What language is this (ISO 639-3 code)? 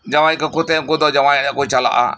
sat